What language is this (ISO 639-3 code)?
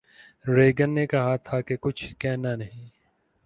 urd